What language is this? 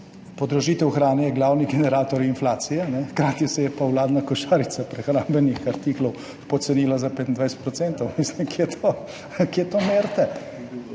Slovenian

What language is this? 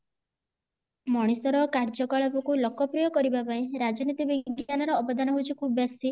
Odia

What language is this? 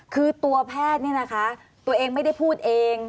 Thai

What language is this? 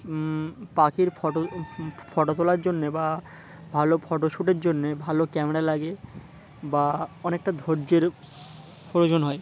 Bangla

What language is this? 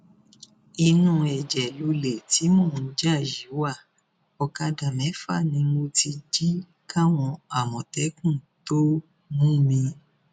Yoruba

